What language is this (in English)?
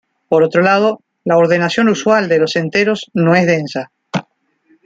Spanish